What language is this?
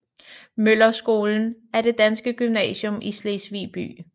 Danish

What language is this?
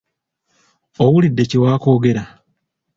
Ganda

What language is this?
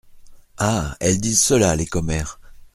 French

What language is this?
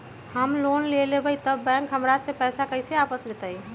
Magahi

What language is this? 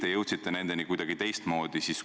Estonian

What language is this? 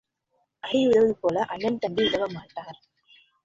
Tamil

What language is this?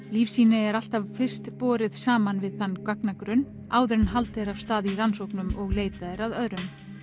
Icelandic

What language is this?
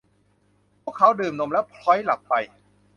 Thai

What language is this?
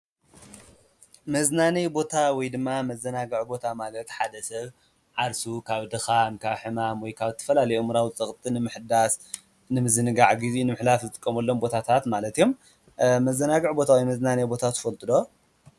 Tigrinya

